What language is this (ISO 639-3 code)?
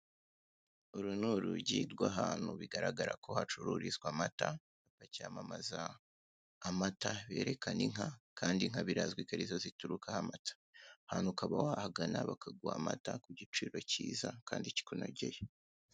kin